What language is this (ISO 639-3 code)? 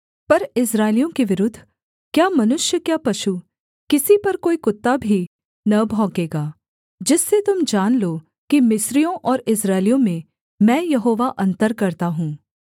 hin